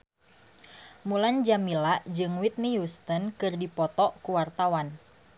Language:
Sundanese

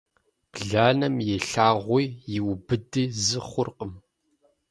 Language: Kabardian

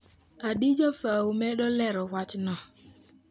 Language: Luo (Kenya and Tanzania)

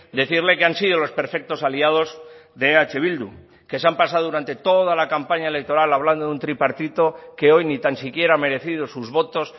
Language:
Spanish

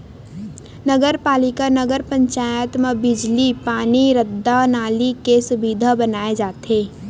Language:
Chhattisgarhi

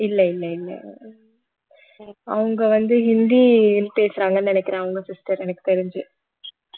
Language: Tamil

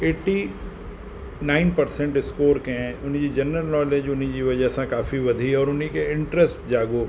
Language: Sindhi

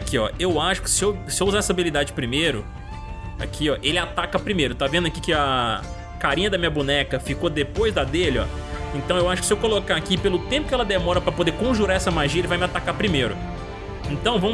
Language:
Portuguese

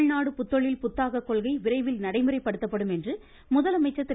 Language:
Tamil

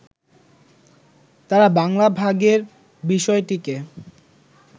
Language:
Bangla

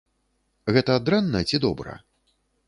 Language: Belarusian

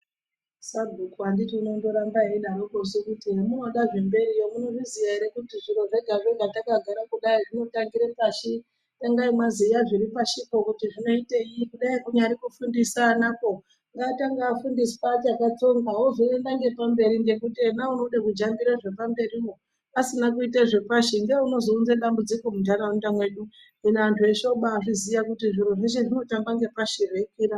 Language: Ndau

